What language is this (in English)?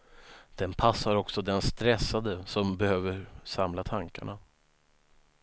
Swedish